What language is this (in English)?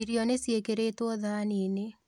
Kikuyu